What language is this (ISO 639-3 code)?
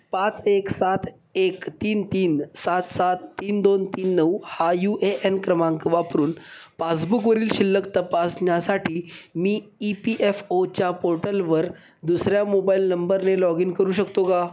mar